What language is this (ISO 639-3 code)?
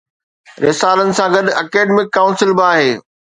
snd